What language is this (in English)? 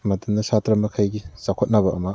Manipuri